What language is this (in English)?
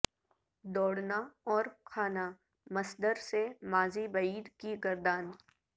Urdu